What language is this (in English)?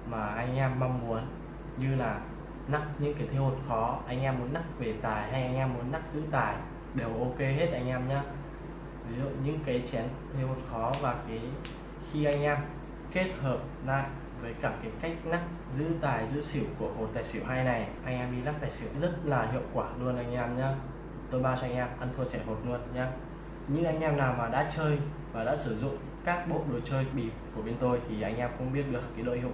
Vietnamese